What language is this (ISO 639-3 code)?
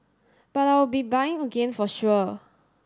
eng